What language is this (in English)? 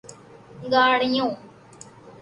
Urdu